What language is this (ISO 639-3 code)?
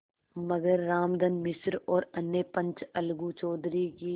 hin